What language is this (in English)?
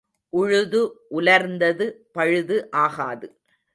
Tamil